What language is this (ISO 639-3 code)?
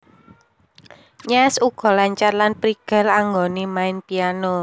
jav